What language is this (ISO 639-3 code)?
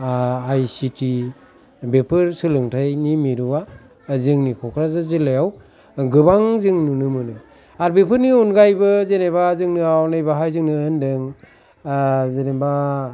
brx